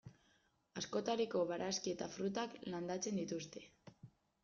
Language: Basque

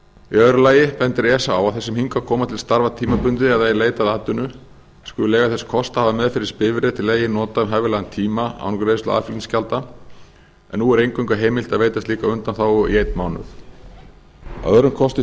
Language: Icelandic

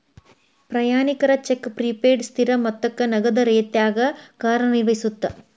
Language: Kannada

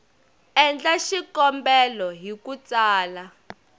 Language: Tsonga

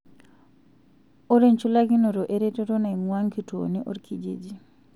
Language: Masai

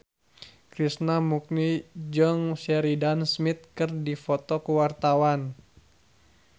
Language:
Sundanese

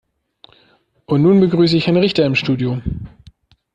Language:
German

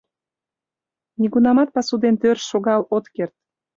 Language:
Mari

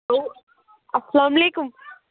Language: Kashmiri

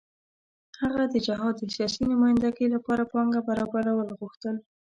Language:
Pashto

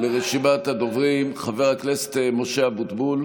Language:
Hebrew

